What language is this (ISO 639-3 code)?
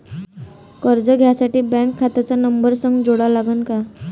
mar